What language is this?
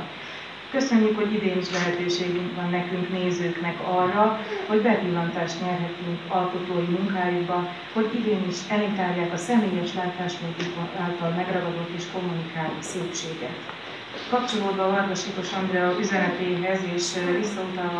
Hungarian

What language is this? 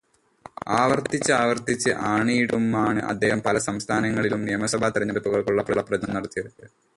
Malayalam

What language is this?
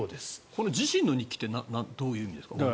Japanese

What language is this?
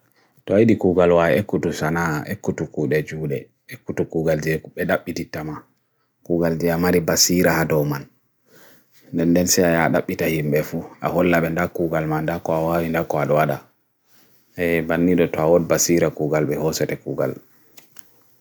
Bagirmi Fulfulde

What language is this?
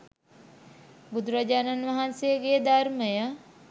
Sinhala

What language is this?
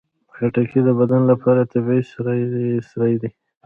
Pashto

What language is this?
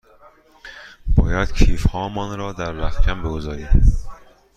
Persian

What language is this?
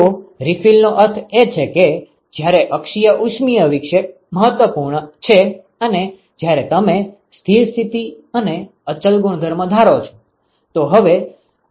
Gujarati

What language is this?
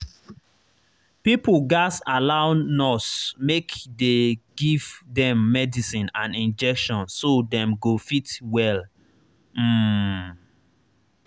Nigerian Pidgin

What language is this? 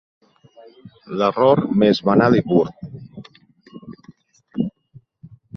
Catalan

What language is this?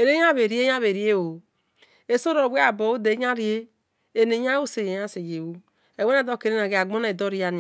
Esan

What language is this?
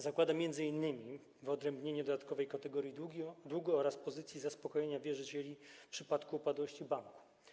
Polish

